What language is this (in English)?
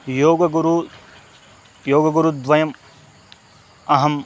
Sanskrit